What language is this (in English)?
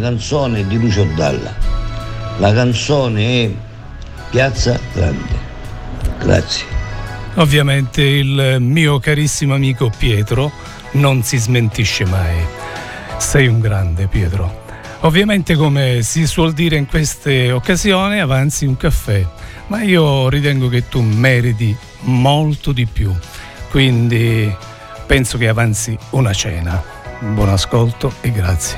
Italian